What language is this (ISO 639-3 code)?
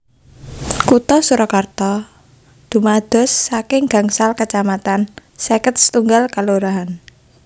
jav